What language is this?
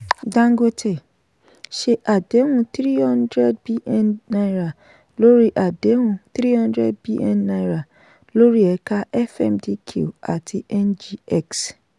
Yoruba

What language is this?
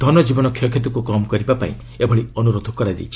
Odia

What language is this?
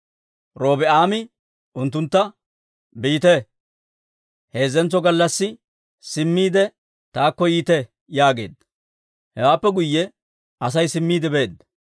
Dawro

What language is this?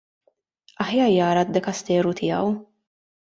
Maltese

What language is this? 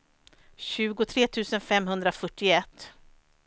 Swedish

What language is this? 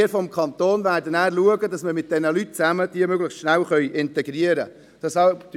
Swiss German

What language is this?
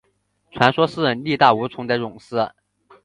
Chinese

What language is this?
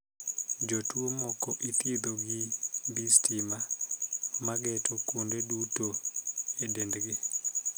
Luo (Kenya and Tanzania)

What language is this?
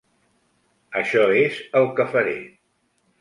Catalan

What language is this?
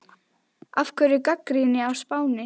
Icelandic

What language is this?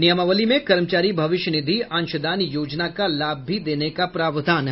Hindi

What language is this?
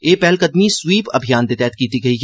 Dogri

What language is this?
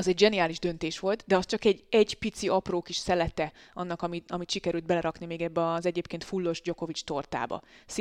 Hungarian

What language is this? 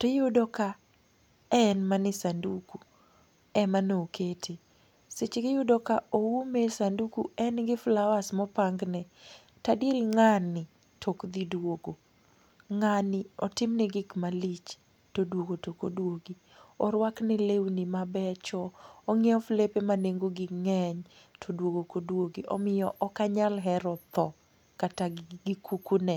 Luo (Kenya and Tanzania)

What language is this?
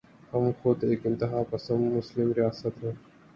Urdu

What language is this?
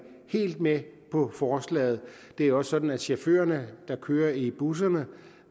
Danish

